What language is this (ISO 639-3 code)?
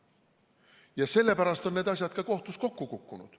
est